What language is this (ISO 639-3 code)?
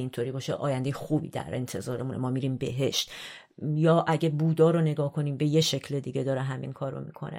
fas